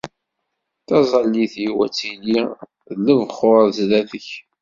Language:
Kabyle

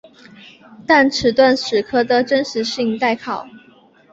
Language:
Chinese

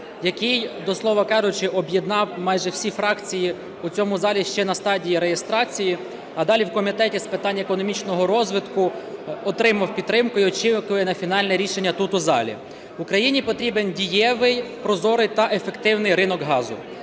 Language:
Ukrainian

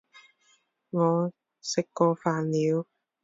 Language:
Chinese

